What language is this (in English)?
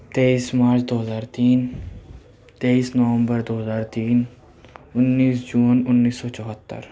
Urdu